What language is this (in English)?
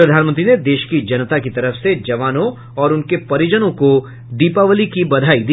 Hindi